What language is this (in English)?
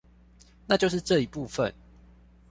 Chinese